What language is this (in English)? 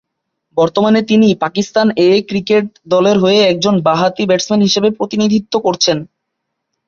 Bangla